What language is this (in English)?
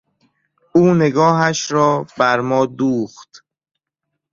Persian